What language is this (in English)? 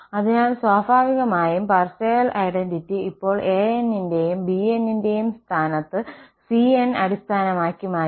Malayalam